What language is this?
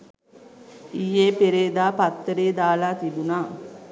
Sinhala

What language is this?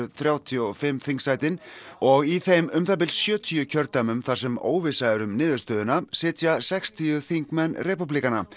Icelandic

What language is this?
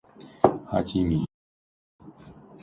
Chinese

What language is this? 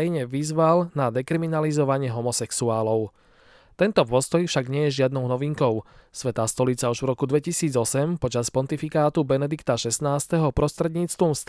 Slovak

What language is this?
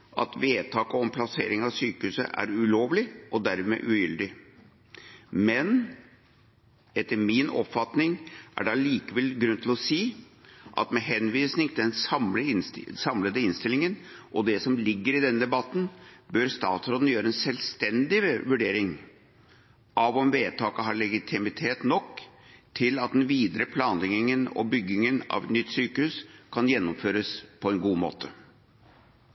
Norwegian Bokmål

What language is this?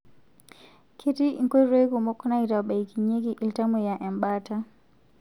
Masai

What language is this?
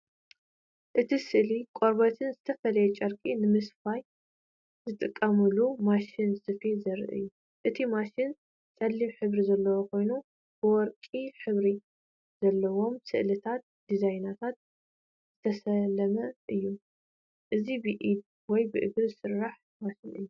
Tigrinya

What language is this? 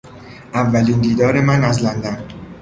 Persian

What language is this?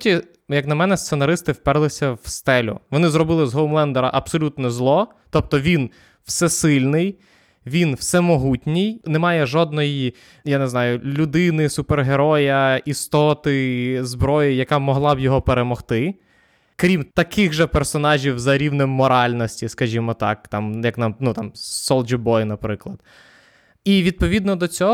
Ukrainian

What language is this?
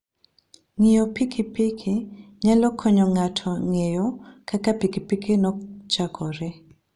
Luo (Kenya and Tanzania)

